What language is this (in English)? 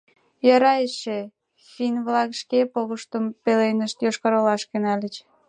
Mari